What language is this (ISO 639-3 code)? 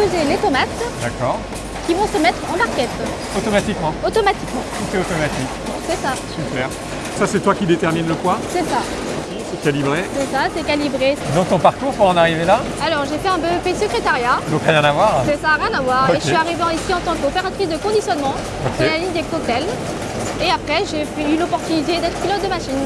fra